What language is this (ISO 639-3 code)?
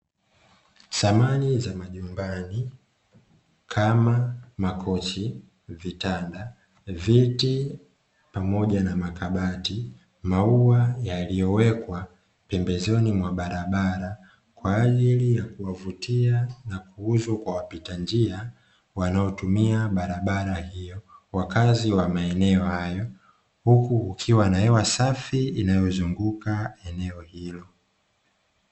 swa